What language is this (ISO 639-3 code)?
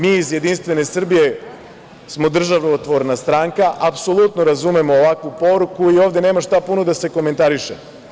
srp